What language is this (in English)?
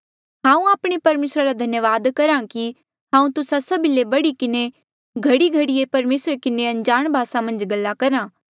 Mandeali